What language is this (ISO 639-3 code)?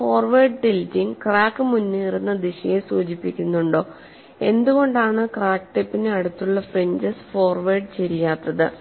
mal